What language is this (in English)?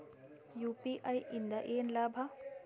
Kannada